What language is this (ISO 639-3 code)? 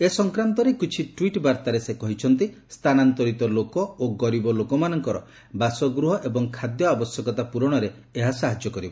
ori